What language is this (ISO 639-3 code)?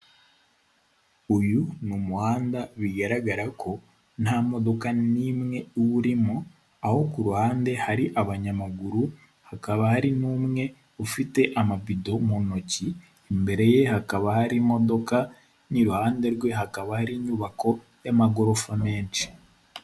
kin